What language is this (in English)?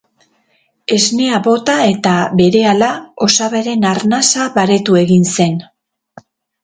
Basque